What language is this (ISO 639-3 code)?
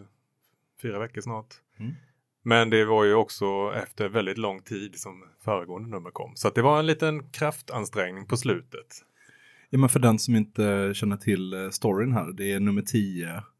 swe